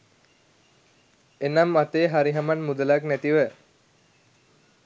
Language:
Sinhala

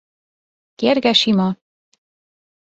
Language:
Hungarian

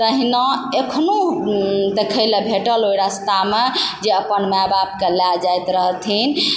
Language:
Maithili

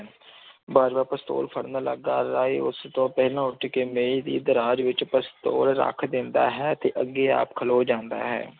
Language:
Punjabi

